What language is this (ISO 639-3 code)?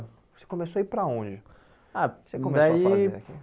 por